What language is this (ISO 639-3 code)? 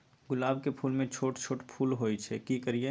mai